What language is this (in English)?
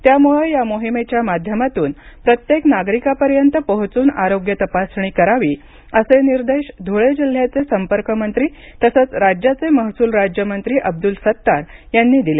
Marathi